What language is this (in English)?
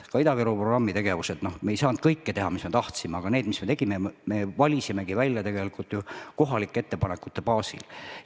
Estonian